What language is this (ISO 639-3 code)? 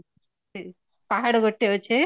ori